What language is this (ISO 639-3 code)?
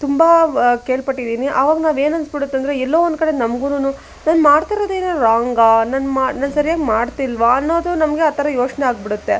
kan